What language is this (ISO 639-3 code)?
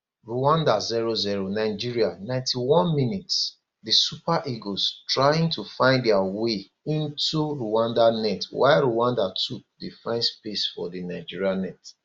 pcm